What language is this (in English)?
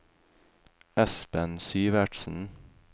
Norwegian